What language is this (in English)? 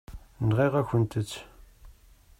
Kabyle